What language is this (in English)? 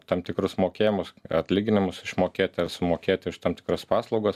Lithuanian